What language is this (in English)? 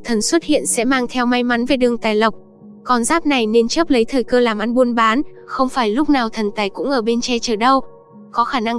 Vietnamese